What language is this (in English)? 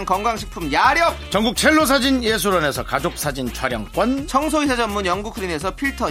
Korean